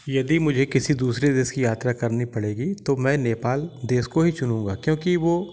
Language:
Hindi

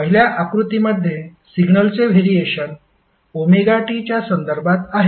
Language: Marathi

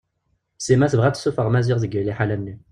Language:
Kabyle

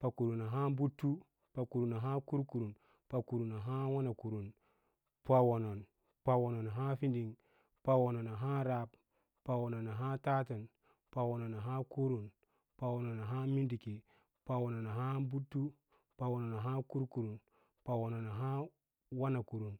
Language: Lala-Roba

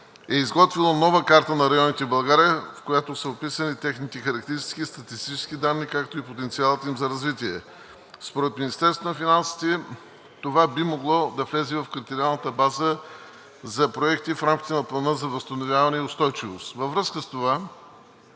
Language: Bulgarian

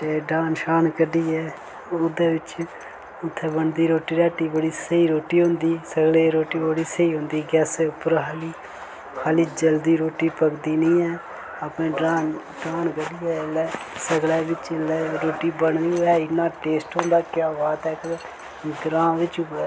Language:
Dogri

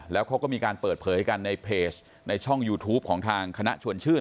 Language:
Thai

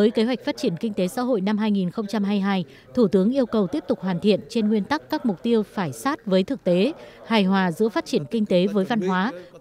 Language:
Vietnamese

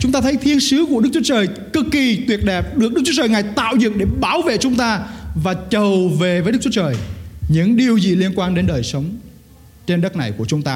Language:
Vietnamese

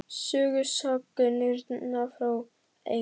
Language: Icelandic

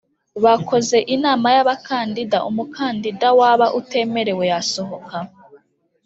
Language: Kinyarwanda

